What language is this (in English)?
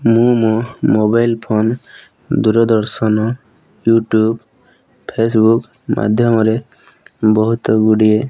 Odia